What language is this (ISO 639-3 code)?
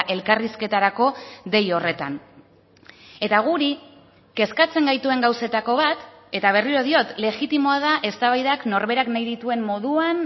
eus